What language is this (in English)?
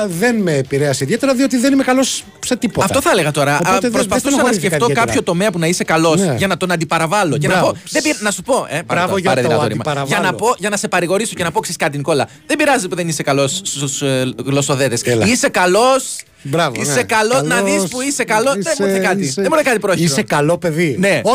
Greek